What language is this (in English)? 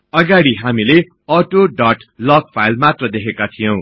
Nepali